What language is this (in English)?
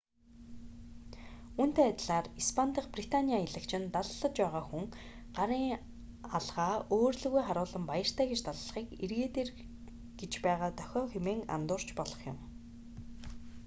Mongolian